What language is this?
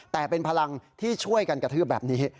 Thai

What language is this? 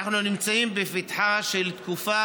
Hebrew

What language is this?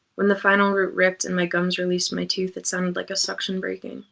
English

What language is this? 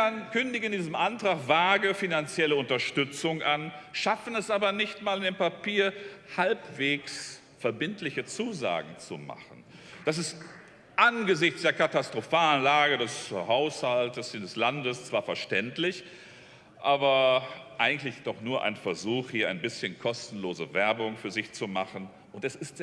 German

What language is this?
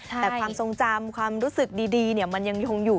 Thai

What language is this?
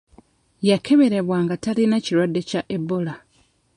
Ganda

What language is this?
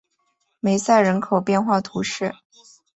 Chinese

